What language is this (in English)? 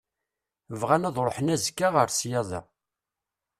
Kabyle